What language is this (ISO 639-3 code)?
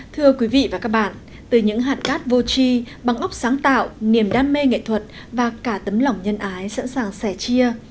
vie